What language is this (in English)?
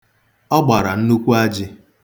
Igbo